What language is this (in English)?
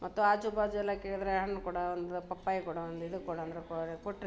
Kannada